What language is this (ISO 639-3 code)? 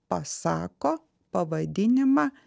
lit